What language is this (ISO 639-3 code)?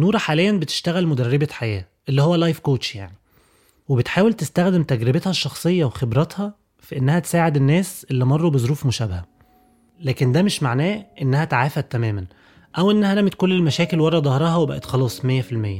ara